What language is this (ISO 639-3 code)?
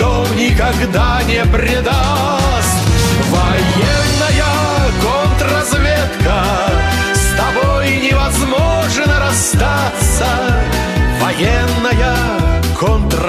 rus